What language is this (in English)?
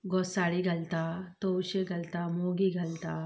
Konkani